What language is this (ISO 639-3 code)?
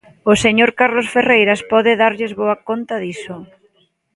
glg